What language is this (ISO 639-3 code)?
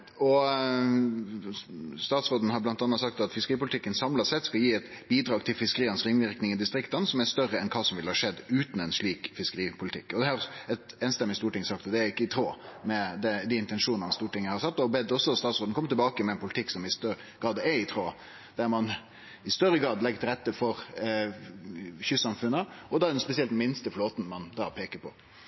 nno